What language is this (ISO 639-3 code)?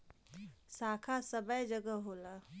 bho